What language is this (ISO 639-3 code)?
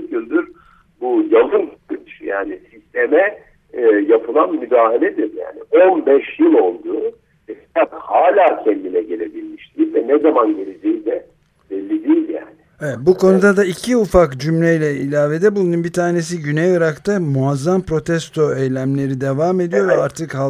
tur